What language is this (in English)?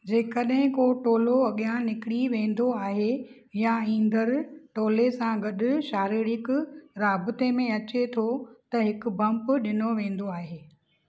Sindhi